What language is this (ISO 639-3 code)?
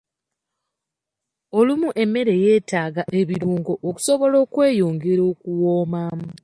lug